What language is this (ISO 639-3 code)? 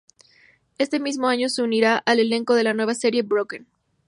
spa